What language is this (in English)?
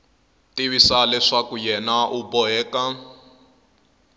Tsonga